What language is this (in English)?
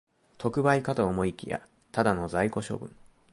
Japanese